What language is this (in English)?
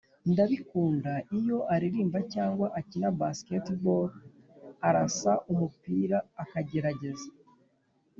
Kinyarwanda